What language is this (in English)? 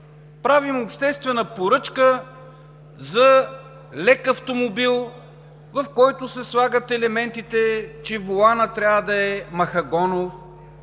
Bulgarian